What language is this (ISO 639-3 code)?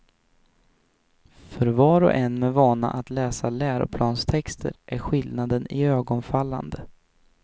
swe